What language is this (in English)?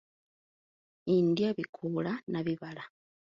Ganda